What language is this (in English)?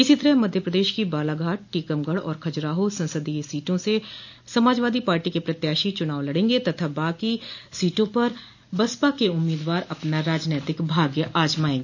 Hindi